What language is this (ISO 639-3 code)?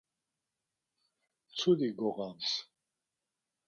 lzz